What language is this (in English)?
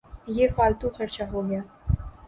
Urdu